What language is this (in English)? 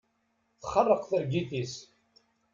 Kabyle